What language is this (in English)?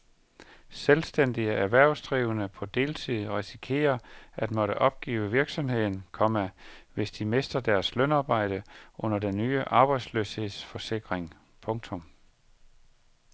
Danish